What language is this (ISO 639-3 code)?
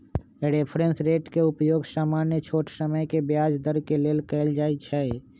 mag